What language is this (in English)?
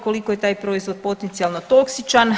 Croatian